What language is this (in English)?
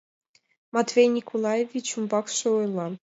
Mari